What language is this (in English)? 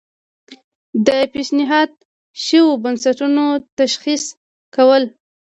Pashto